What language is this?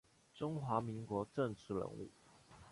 Chinese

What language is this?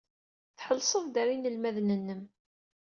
Kabyle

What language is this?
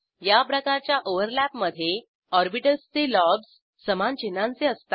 Marathi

